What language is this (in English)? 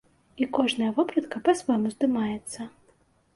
Belarusian